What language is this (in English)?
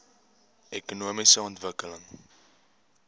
Afrikaans